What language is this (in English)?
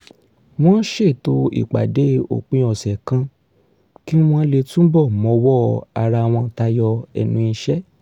Yoruba